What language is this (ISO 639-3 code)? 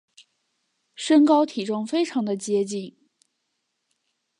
zho